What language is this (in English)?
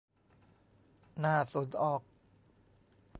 Thai